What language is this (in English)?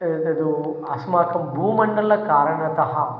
Sanskrit